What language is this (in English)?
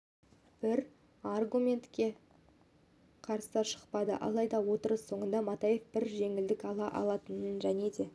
Kazakh